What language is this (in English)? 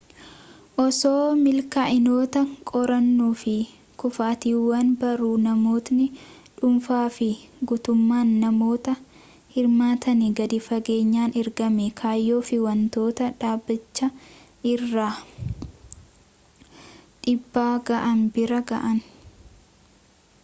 Oromo